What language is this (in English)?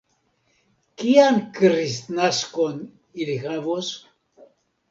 Esperanto